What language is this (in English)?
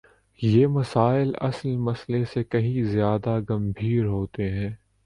Urdu